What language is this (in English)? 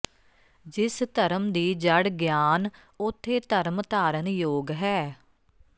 Punjabi